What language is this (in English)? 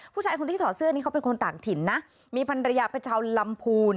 Thai